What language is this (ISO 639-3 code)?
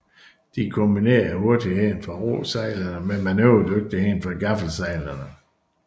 dan